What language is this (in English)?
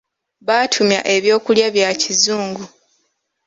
Ganda